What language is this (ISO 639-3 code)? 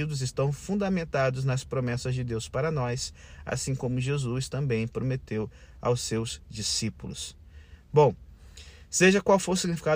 por